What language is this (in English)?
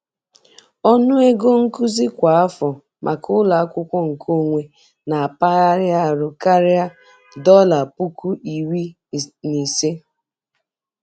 Igbo